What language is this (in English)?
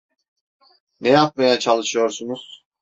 Turkish